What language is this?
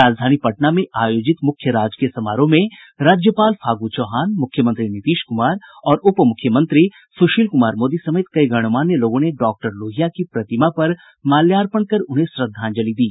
Hindi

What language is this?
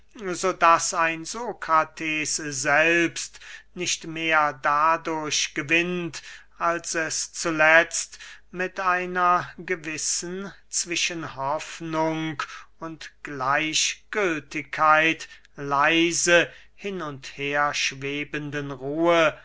German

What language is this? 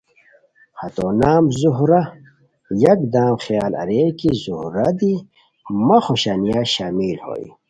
Khowar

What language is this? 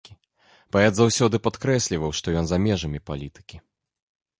Belarusian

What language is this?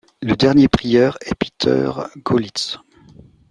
French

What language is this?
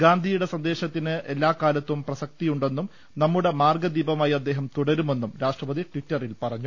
Malayalam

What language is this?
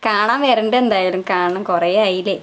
Malayalam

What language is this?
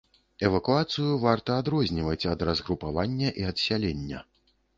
Belarusian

